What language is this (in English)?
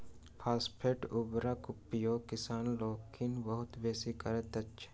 Maithili